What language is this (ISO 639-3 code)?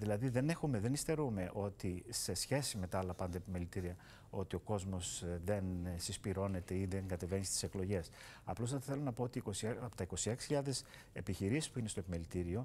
ell